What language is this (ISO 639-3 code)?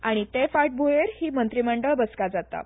kok